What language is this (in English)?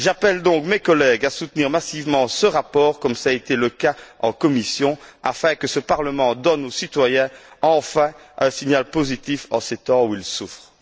French